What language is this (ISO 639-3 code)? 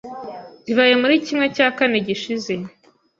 kin